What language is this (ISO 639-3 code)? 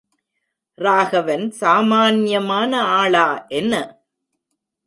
tam